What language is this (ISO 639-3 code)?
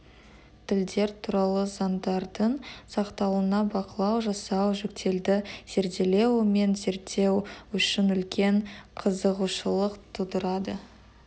kaz